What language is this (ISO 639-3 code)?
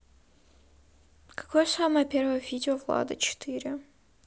rus